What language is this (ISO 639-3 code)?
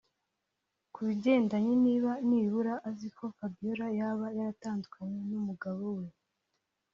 kin